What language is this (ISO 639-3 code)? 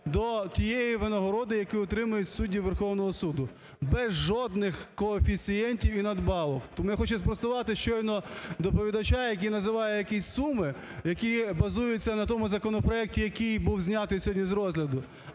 ukr